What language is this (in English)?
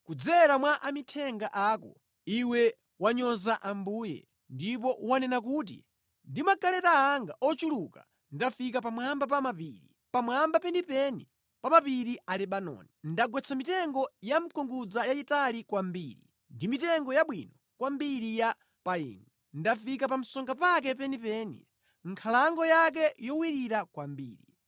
Nyanja